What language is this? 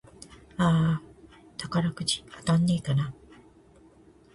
Japanese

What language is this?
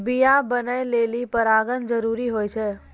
Maithili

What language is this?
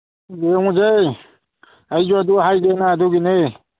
Manipuri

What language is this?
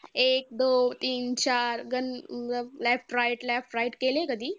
Marathi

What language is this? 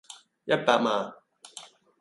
Cantonese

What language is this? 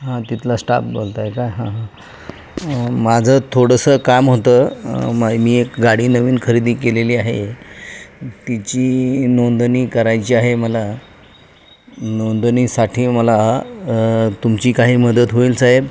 Marathi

